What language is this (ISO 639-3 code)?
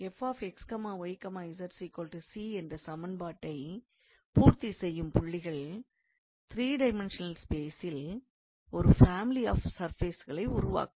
tam